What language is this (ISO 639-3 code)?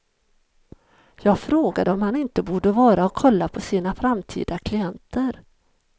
swe